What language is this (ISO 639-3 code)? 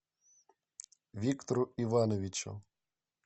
rus